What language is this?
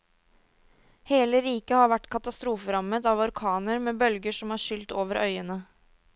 Norwegian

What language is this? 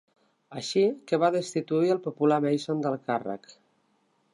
Catalan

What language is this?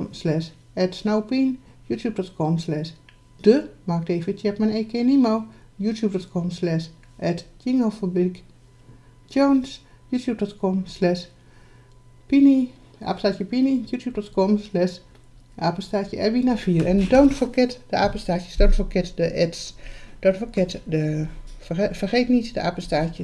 Dutch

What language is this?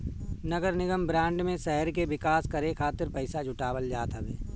Bhojpuri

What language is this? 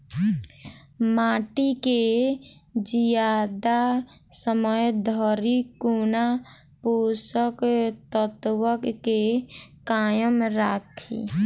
Maithili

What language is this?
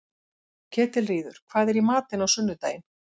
Icelandic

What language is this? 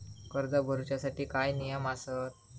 Marathi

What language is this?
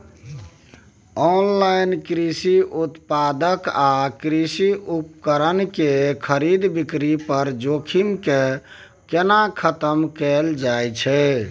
Maithili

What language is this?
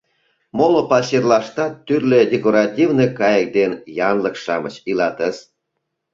Mari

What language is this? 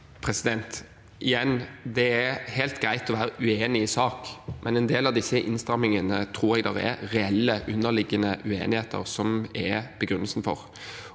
Norwegian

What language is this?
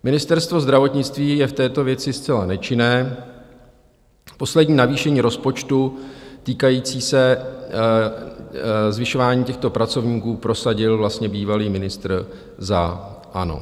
Czech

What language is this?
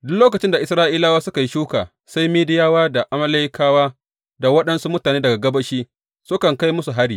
Hausa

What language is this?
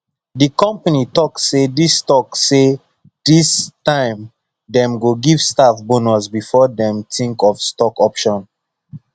Nigerian Pidgin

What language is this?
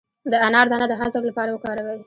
Pashto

